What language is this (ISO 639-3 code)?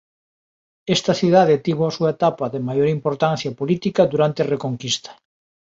glg